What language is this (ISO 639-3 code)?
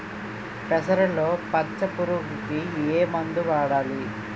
tel